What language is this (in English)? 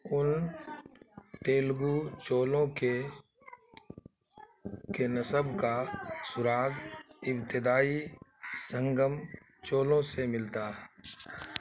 Urdu